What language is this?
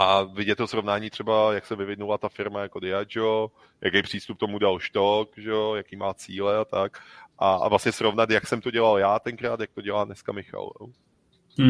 Czech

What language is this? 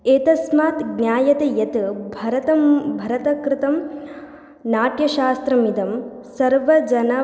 Sanskrit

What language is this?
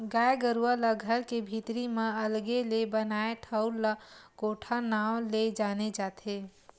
Chhattisgarhi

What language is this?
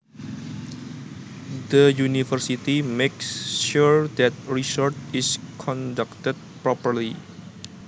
Javanese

